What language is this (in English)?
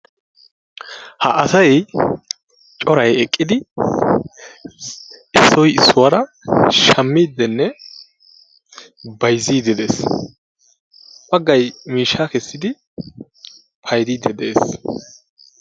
Wolaytta